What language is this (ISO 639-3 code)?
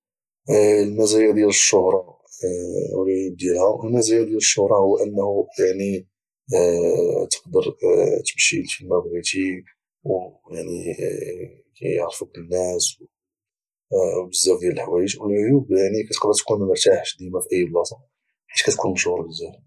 ary